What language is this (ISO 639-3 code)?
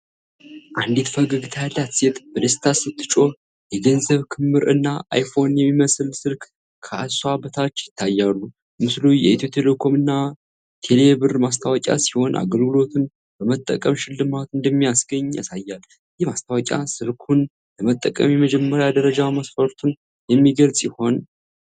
amh